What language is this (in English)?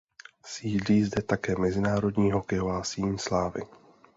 Czech